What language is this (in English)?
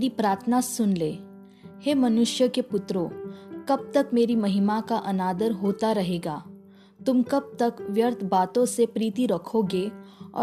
Hindi